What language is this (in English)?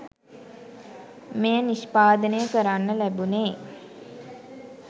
Sinhala